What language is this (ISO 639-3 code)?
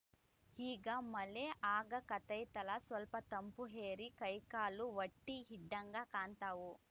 kan